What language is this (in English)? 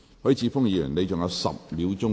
Cantonese